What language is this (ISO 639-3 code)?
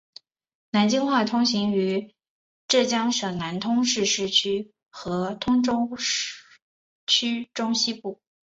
zho